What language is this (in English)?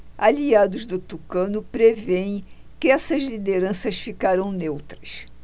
Portuguese